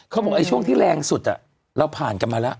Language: Thai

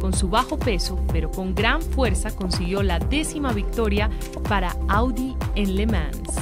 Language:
Spanish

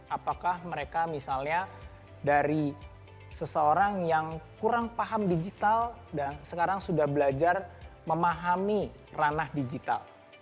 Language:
Indonesian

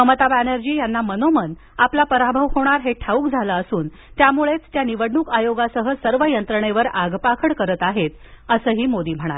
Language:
Marathi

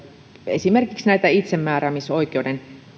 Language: Finnish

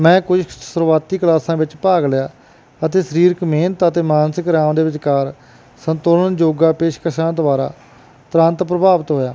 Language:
Punjabi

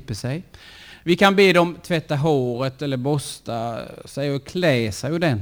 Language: Swedish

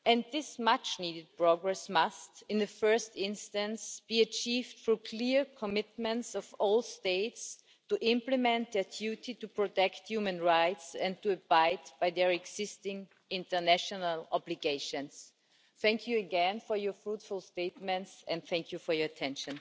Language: English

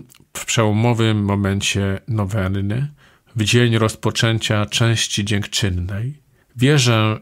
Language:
Polish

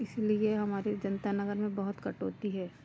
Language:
Hindi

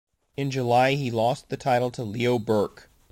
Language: English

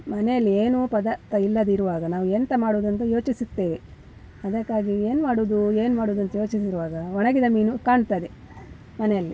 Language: Kannada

